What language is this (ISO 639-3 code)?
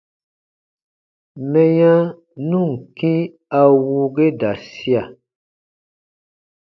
bba